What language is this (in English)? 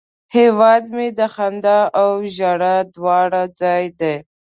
Pashto